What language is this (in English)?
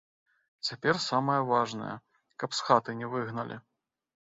Belarusian